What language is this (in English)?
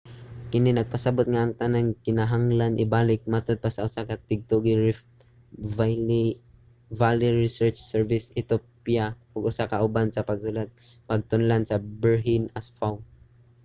Cebuano